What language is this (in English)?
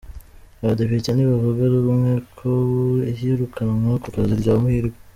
Kinyarwanda